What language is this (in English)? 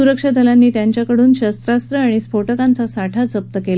Marathi